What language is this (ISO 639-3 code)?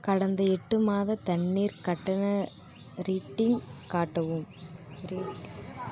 tam